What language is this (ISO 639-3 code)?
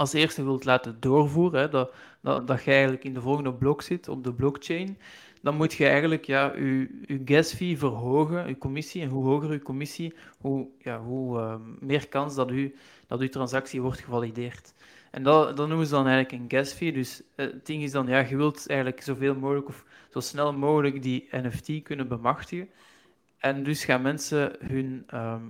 nld